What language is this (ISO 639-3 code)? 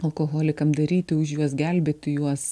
lit